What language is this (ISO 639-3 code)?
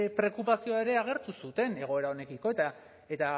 eus